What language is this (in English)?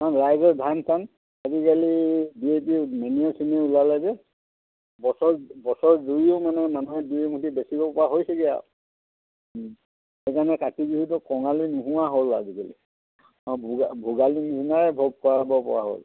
Assamese